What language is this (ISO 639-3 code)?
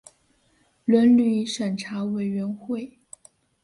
zho